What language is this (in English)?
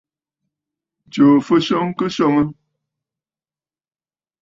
Bafut